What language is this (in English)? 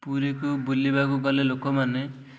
Odia